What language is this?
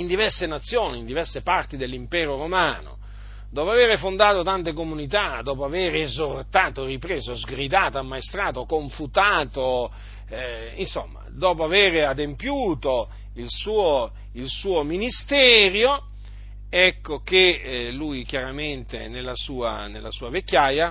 Italian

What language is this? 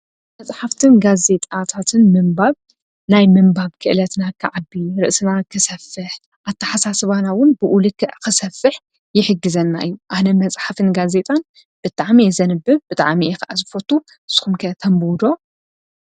Tigrinya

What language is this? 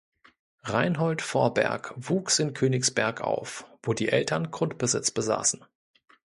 German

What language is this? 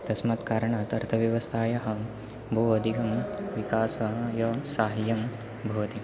Sanskrit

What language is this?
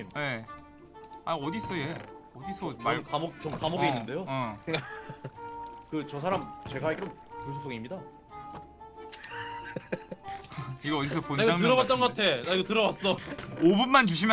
Korean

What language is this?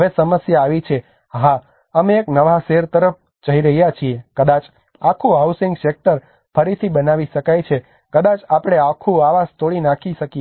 Gujarati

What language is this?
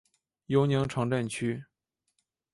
Chinese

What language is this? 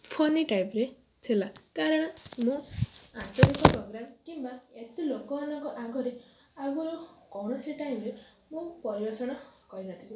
Odia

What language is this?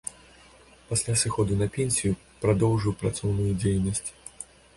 Belarusian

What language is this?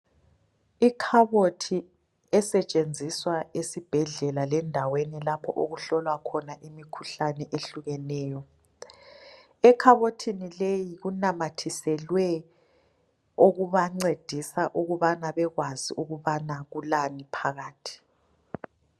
North Ndebele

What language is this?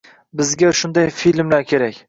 Uzbek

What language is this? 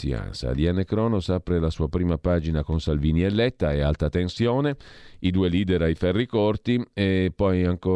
Italian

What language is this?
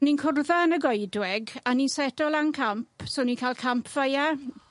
Welsh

